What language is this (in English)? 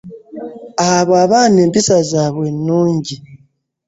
Ganda